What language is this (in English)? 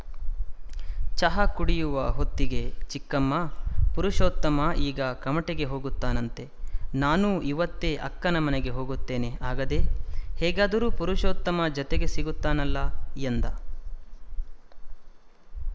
Kannada